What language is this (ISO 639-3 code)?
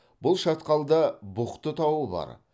kaz